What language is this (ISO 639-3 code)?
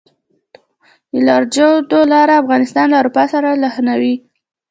pus